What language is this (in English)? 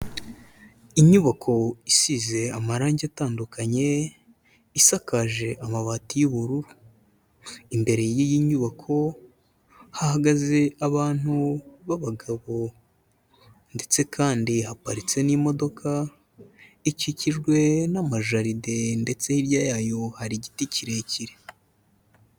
Kinyarwanda